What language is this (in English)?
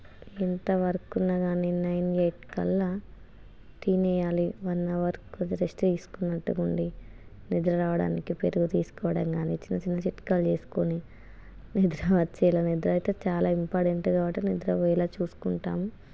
Telugu